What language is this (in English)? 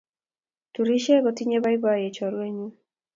Kalenjin